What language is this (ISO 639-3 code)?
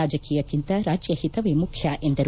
kan